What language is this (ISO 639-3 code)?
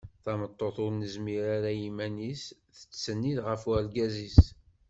kab